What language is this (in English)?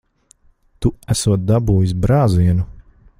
Latvian